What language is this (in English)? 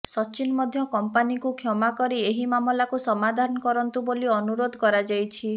Odia